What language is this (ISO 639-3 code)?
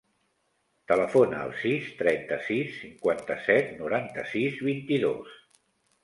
cat